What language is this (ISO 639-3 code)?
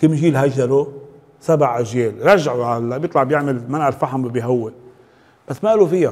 ara